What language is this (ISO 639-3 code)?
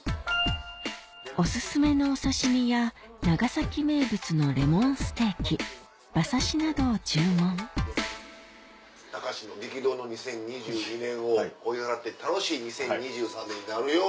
jpn